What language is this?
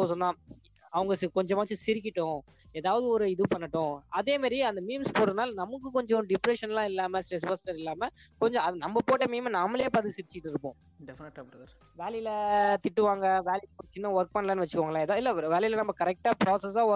Tamil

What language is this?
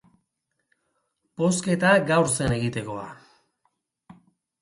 Basque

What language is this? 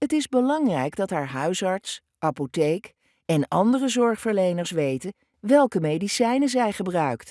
Dutch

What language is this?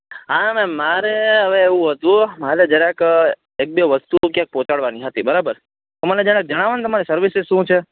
Gujarati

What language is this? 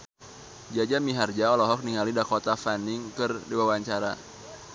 Sundanese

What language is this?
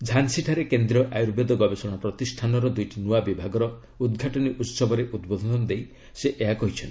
Odia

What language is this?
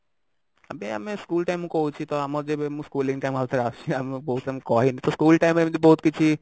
Odia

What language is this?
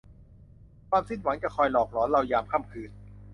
Thai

